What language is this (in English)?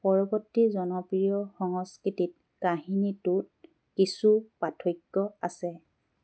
Assamese